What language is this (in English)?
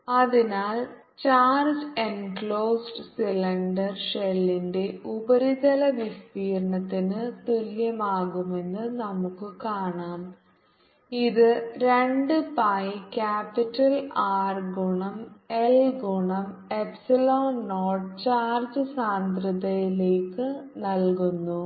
Malayalam